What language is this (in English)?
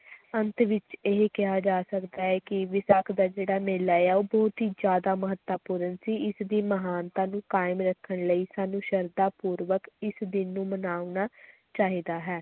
Punjabi